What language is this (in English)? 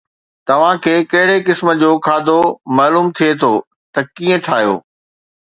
Sindhi